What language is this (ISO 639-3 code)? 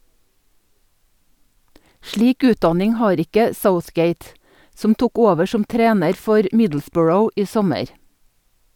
nor